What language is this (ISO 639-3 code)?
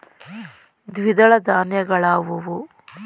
kan